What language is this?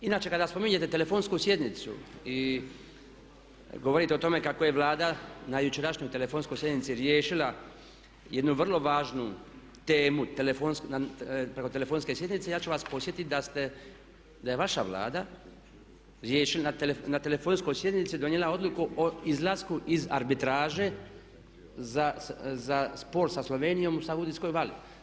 Croatian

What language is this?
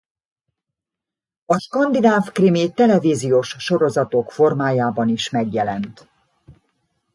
Hungarian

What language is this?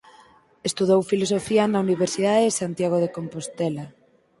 Galician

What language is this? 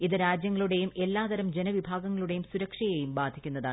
Malayalam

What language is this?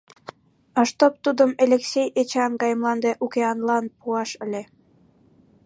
Mari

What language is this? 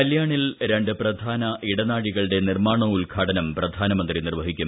Malayalam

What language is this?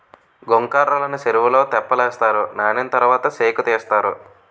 Telugu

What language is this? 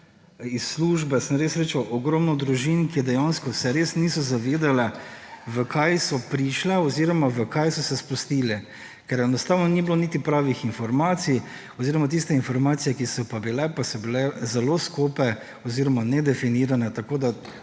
Slovenian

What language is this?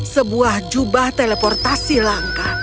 Indonesian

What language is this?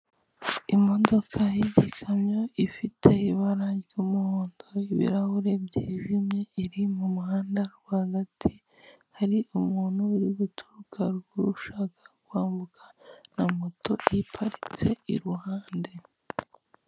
Kinyarwanda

